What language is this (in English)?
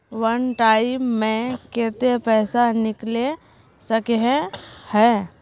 Magahi